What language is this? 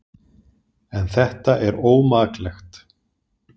Icelandic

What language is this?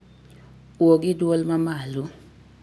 Luo (Kenya and Tanzania)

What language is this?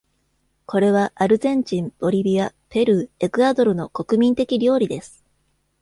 Japanese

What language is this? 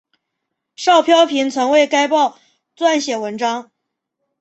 Chinese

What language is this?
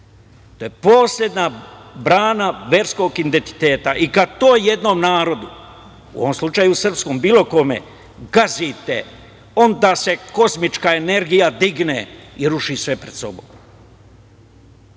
Serbian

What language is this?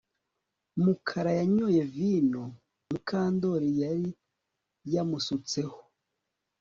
Kinyarwanda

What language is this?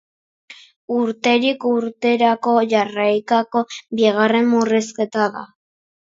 Basque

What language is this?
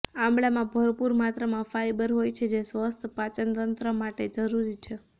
Gujarati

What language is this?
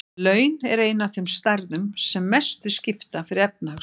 Icelandic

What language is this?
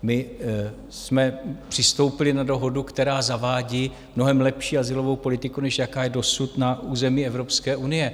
Czech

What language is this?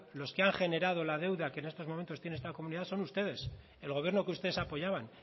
Spanish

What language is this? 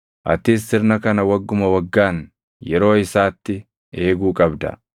Oromo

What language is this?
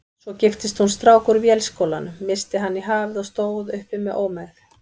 Icelandic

